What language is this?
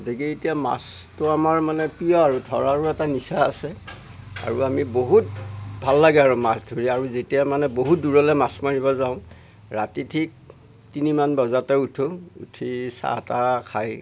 Assamese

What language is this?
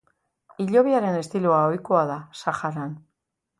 Basque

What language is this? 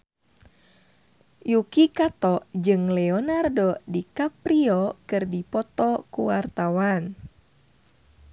Sundanese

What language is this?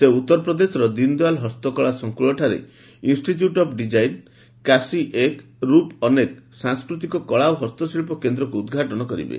Odia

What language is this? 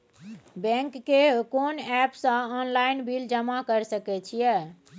Maithili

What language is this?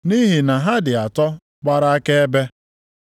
Igbo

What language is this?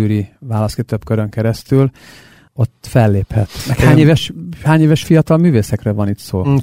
Hungarian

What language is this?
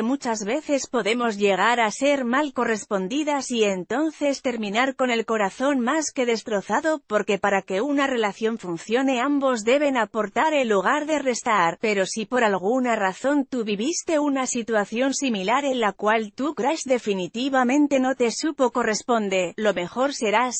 Spanish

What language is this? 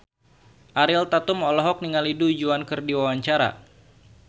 Sundanese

